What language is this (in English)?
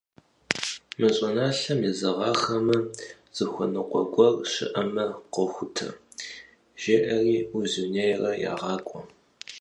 Kabardian